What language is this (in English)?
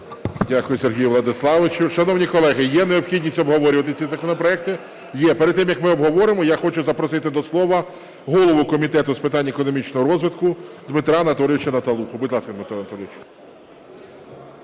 Ukrainian